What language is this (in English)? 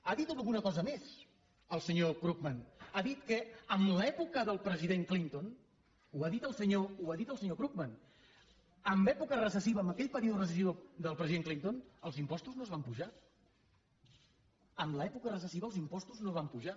Catalan